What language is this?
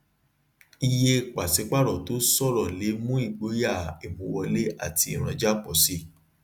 Yoruba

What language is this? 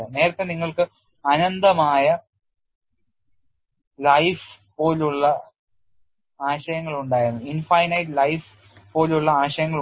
Malayalam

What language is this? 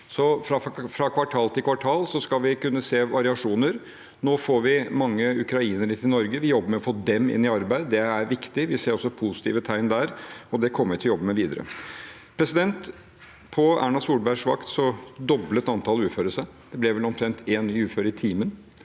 Norwegian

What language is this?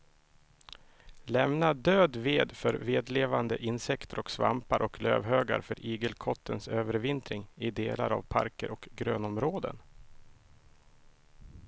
Swedish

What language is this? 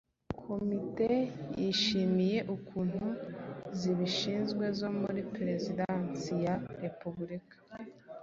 Kinyarwanda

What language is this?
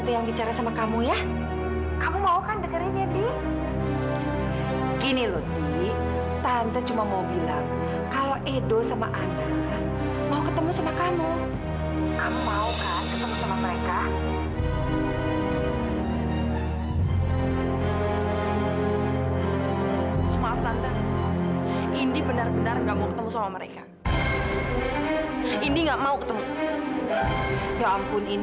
Indonesian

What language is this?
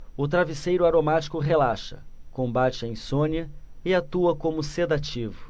Portuguese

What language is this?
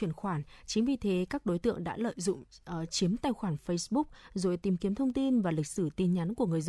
Vietnamese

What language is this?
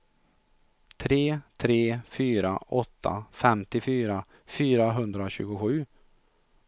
Swedish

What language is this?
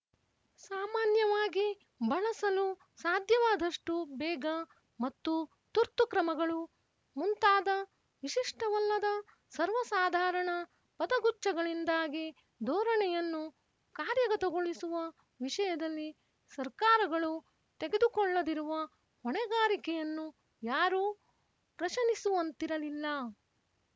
Kannada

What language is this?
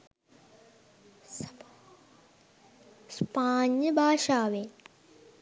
Sinhala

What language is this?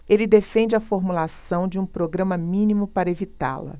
Portuguese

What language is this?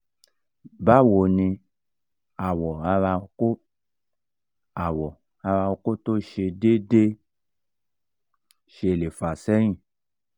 Yoruba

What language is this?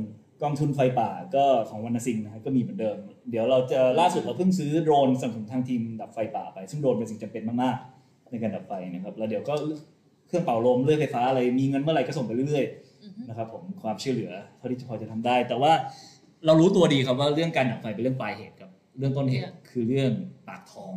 Thai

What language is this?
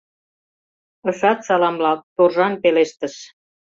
Mari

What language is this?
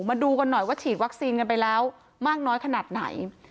Thai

